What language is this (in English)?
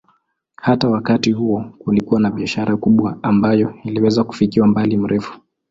Swahili